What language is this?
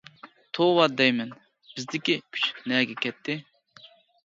Uyghur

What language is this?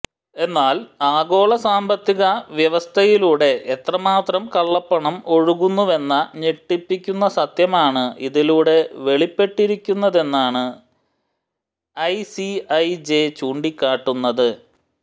Malayalam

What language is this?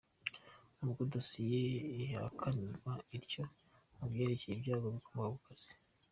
Kinyarwanda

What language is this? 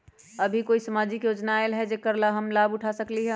Magahi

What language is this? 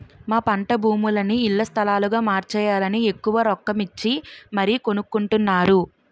Telugu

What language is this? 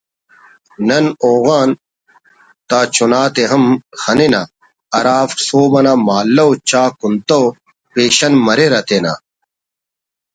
Brahui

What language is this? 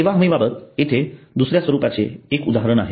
Marathi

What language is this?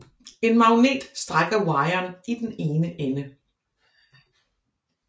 Danish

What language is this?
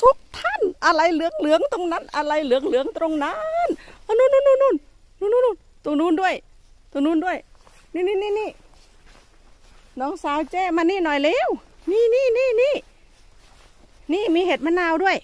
Thai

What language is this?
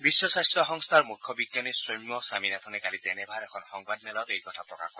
Assamese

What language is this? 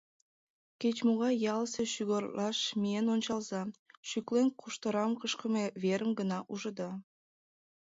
Mari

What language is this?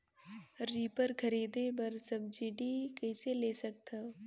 Chhattisgarhi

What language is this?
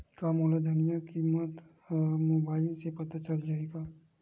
Chhattisgarhi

